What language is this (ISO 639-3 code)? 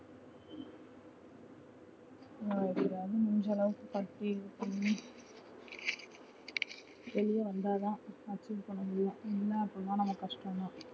tam